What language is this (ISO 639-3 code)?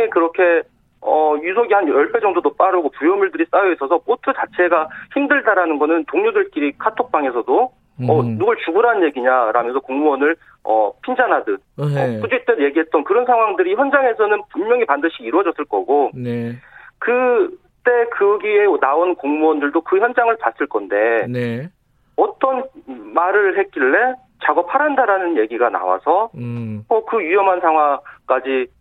kor